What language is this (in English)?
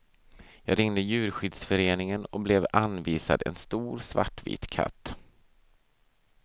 Swedish